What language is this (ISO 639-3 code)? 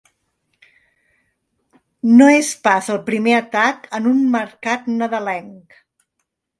cat